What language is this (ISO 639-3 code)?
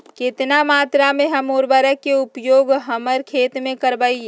mag